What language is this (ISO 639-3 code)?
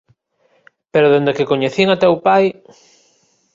glg